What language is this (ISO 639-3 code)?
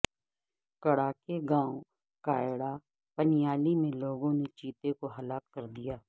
urd